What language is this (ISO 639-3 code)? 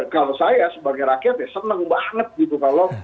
ind